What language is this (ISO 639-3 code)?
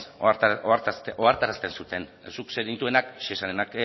eus